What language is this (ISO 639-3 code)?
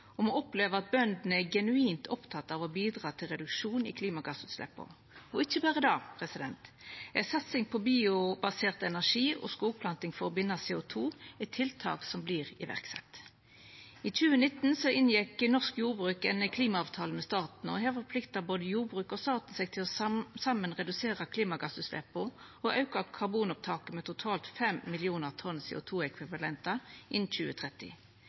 nno